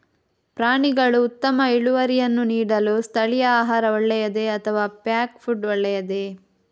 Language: Kannada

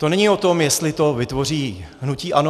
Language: Czech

